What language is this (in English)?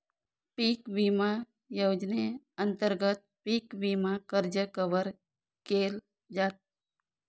Marathi